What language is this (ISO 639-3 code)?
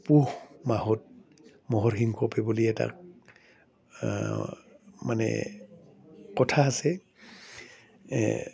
asm